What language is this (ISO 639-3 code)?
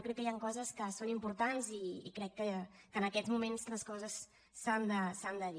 cat